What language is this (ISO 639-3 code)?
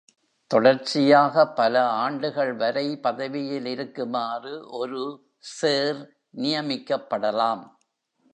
tam